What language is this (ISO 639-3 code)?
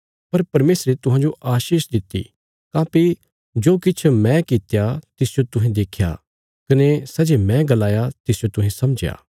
kfs